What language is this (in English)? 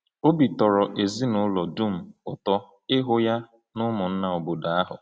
Igbo